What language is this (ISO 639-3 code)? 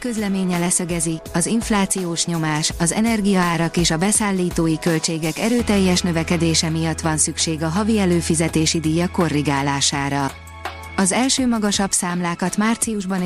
hun